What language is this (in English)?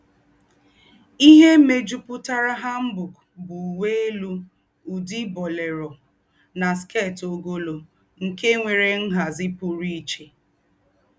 Igbo